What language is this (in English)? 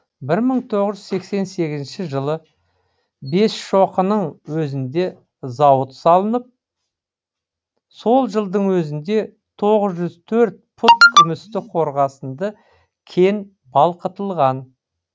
Kazakh